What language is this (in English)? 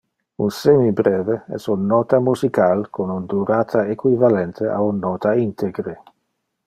Interlingua